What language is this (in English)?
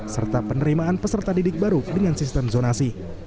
Indonesian